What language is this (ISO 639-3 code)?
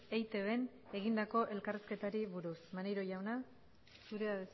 eus